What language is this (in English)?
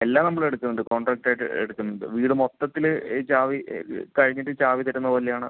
Malayalam